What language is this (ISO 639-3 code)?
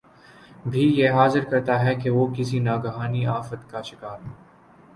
urd